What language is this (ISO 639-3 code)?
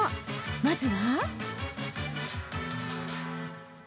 jpn